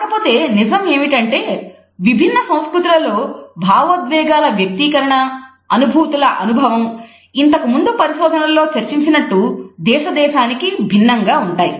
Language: Telugu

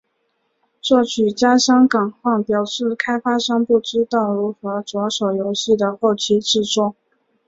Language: Chinese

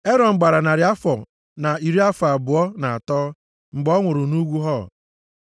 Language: Igbo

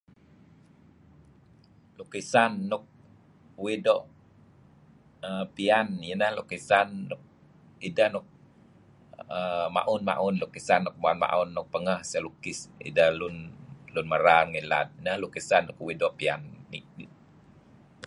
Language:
Kelabit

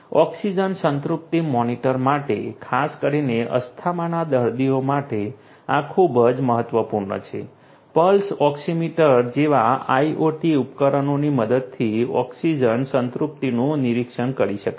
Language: Gujarati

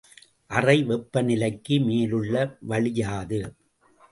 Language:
Tamil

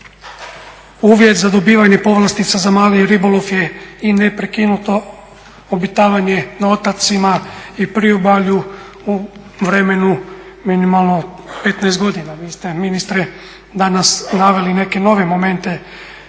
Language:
Croatian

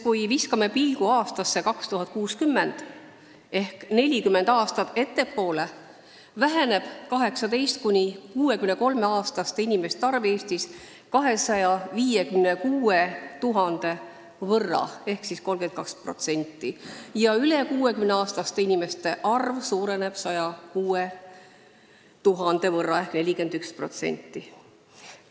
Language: Estonian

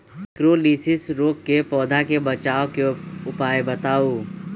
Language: Magahi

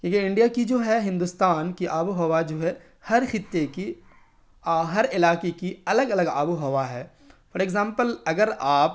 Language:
Urdu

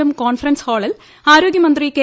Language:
Malayalam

